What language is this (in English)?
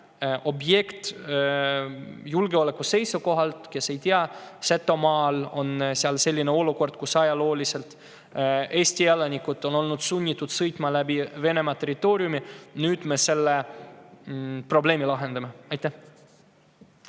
Estonian